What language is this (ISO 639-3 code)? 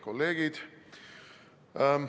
est